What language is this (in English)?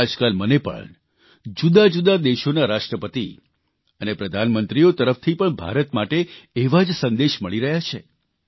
Gujarati